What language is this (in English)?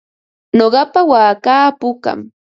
Ambo-Pasco Quechua